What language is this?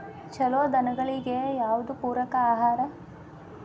Kannada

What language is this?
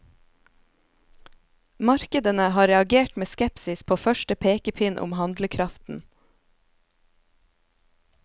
Norwegian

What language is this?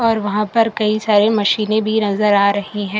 Hindi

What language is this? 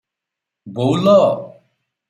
Odia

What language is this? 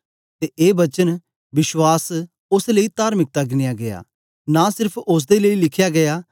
Dogri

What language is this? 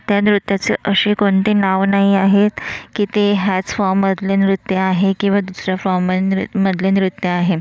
Marathi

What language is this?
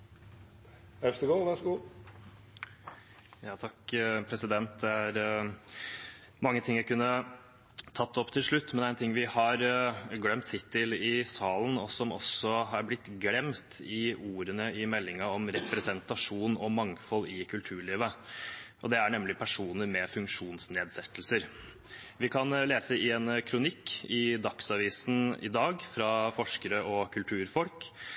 Norwegian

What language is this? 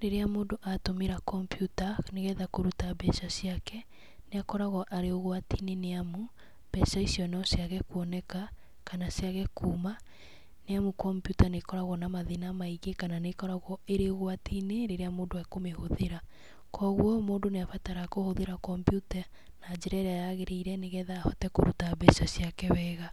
Kikuyu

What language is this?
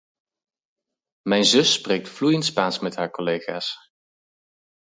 Dutch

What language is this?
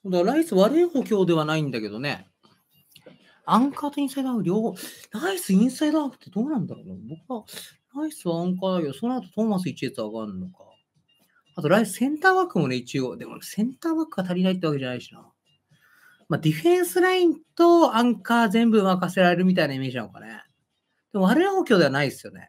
Japanese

